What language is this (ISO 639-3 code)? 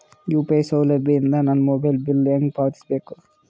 kan